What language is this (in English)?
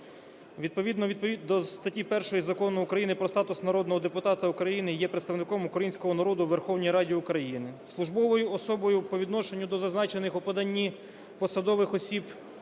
Ukrainian